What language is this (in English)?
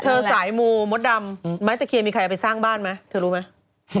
Thai